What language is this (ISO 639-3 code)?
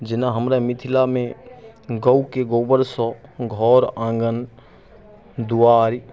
mai